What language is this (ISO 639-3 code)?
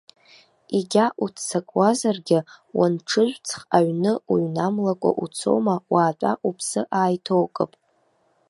abk